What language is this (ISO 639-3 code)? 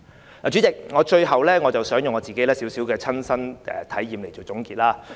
yue